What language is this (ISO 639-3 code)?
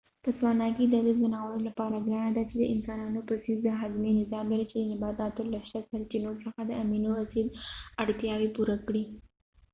pus